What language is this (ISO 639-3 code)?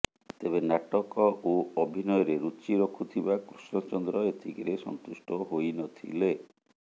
ori